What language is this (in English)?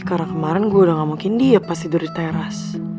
Indonesian